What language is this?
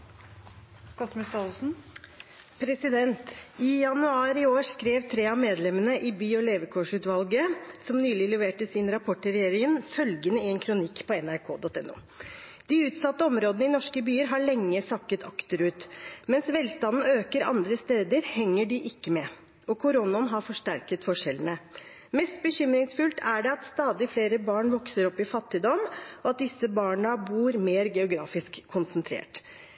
Norwegian Bokmål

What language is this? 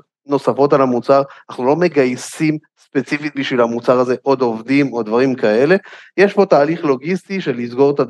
Hebrew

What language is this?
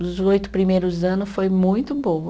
Portuguese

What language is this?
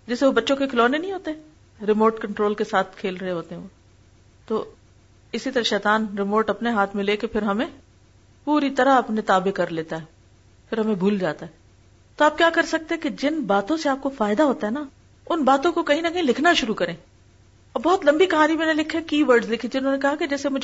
Urdu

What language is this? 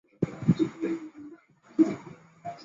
Chinese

